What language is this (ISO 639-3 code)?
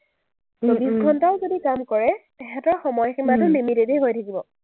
asm